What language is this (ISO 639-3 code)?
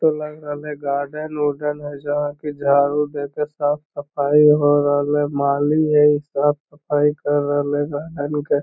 mag